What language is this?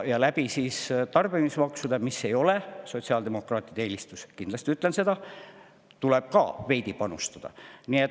Estonian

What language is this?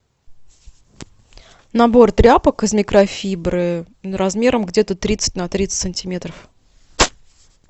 Russian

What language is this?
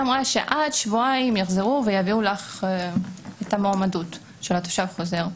Hebrew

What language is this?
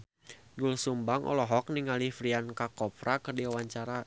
Sundanese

